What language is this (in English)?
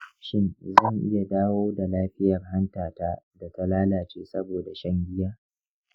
Hausa